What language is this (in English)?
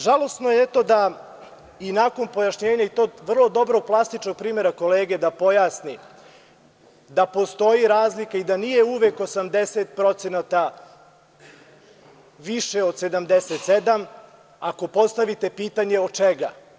Serbian